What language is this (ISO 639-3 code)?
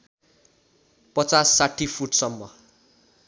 nep